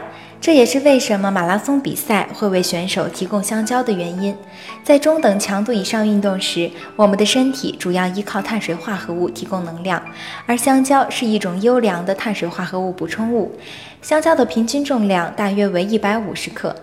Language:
Chinese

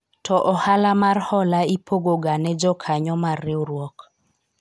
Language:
Luo (Kenya and Tanzania)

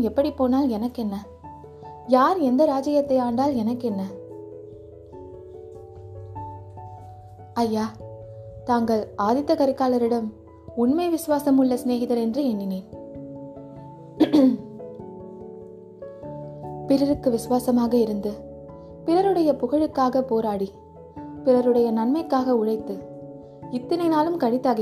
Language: Tamil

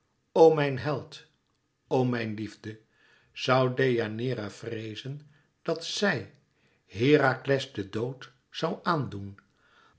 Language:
Dutch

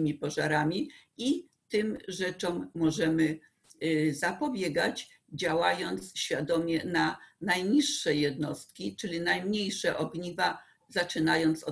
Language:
Polish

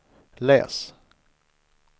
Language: Swedish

